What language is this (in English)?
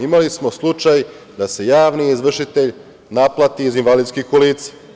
Serbian